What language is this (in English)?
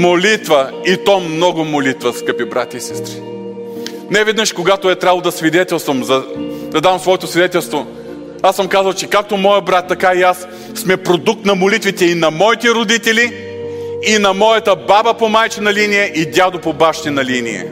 Bulgarian